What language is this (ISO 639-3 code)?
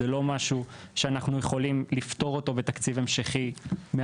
heb